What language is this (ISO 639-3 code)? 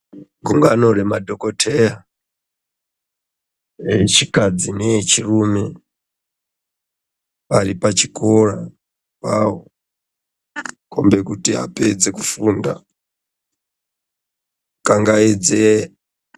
ndc